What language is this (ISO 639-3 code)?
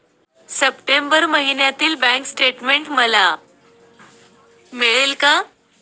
mar